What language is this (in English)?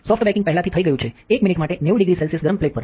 Gujarati